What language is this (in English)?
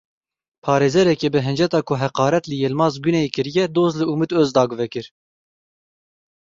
Kurdish